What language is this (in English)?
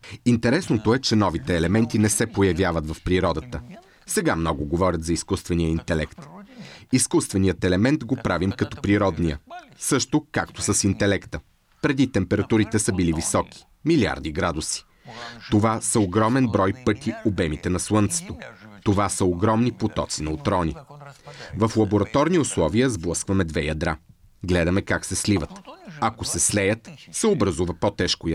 Bulgarian